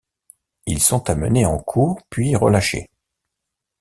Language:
French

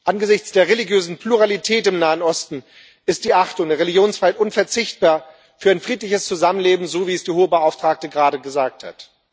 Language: German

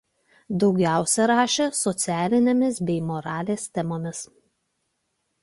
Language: Lithuanian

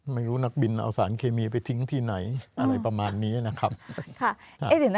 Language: Thai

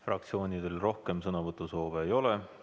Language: Estonian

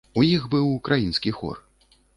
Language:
Belarusian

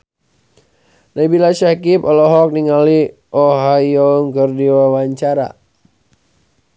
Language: Sundanese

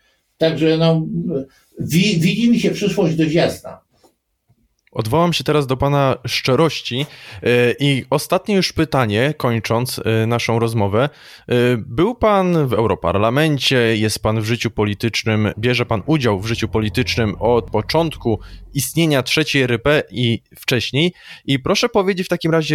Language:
Polish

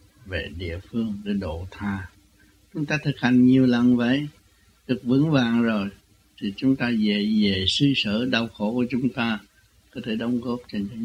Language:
Vietnamese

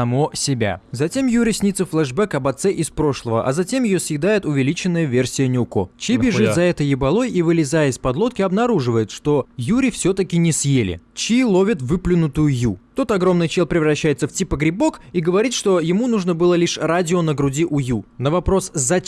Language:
Russian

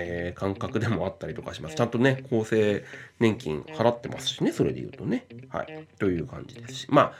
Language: Japanese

